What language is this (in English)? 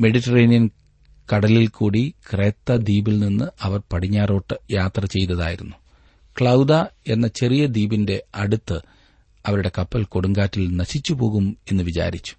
Malayalam